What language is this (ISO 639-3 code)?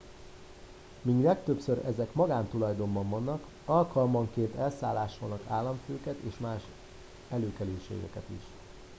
hun